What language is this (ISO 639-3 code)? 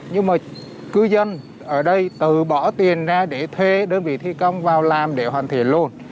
vie